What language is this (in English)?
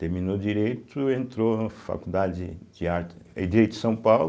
Portuguese